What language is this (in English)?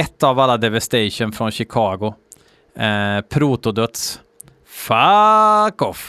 Swedish